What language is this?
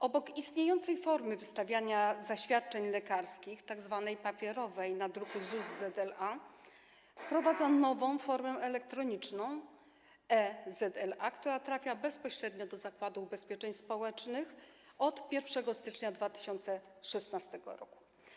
Polish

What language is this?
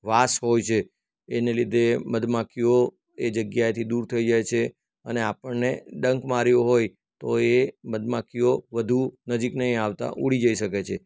Gujarati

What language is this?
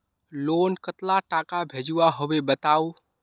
Magahi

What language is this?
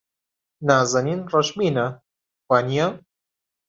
Central Kurdish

